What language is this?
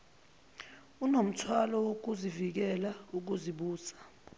Zulu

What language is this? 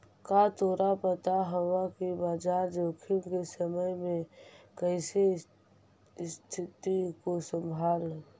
Magahi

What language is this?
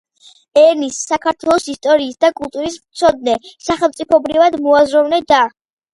Georgian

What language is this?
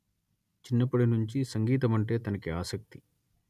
Telugu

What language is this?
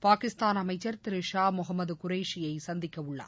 Tamil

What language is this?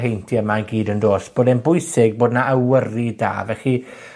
Welsh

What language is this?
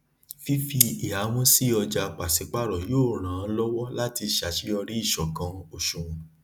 Yoruba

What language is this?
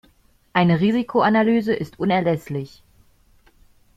German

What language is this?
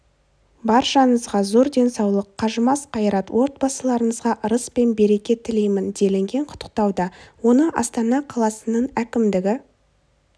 Kazakh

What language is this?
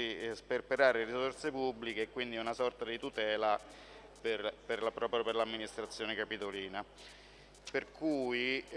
Italian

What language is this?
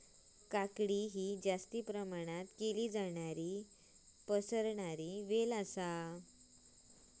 Marathi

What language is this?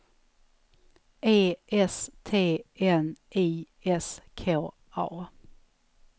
Swedish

